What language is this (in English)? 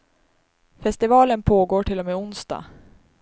Swedish